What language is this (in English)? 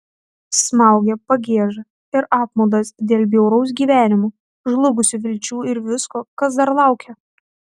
Lithuanian